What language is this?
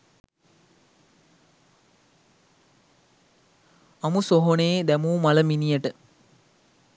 Sinhala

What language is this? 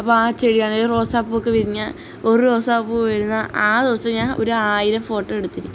Malayalam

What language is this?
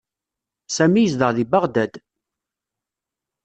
Kabyle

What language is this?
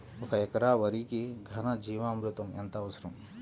Telugu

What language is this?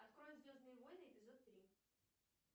Russian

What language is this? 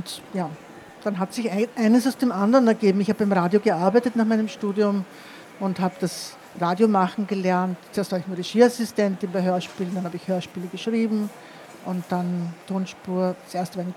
German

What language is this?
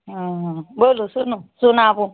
Maithili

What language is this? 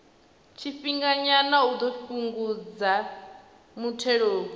Venda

